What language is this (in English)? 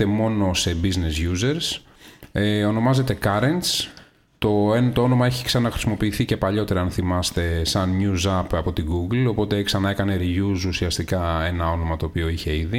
Greek